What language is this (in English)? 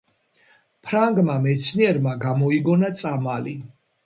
Georgian